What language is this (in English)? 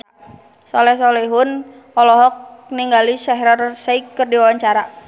Sundanese